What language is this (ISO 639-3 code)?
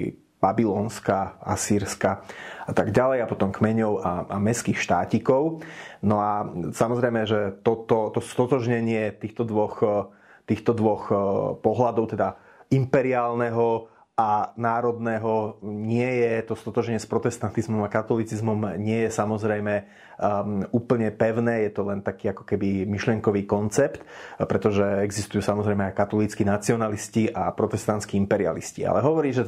slk